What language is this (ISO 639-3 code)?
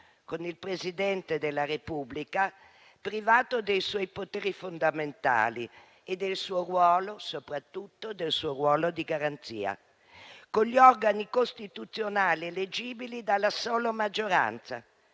ita